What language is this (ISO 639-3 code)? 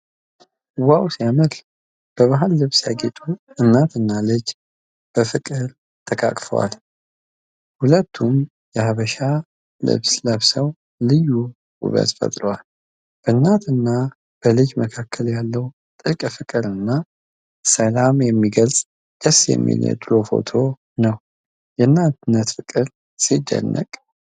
amh